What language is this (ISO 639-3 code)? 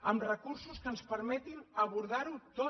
cat